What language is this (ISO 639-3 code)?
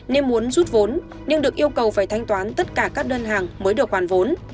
vie